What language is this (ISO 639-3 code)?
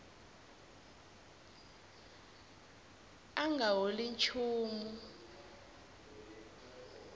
tso